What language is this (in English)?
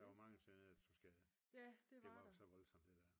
Danish